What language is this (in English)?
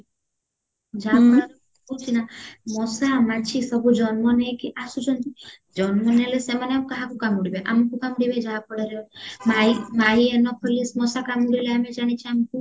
Odia